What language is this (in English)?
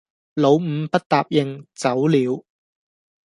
Cantonese